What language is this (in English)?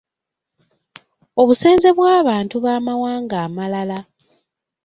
Ganda